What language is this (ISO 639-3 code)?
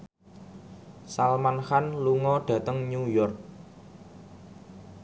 jav